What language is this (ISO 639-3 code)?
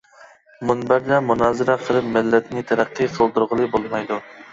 uig